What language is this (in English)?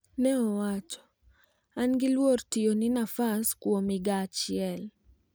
Luo (Kenya and Tanzania)